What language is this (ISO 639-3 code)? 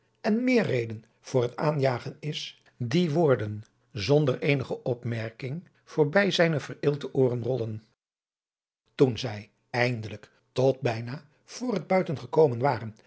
nld